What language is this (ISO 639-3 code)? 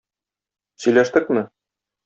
tat